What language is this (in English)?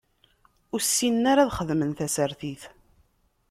Kabyle